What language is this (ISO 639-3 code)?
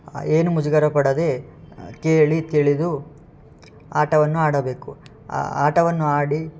kan